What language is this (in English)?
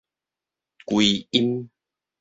Min Nan Chinese